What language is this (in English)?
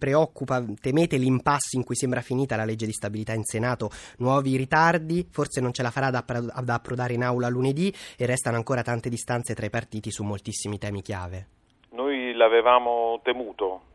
Italian